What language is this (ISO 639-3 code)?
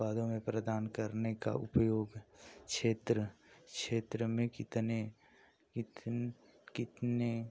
hin